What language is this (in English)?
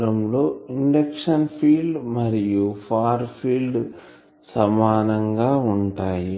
Telugu